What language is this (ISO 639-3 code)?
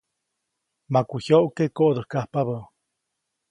zoc